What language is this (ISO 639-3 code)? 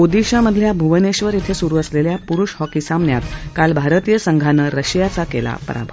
mar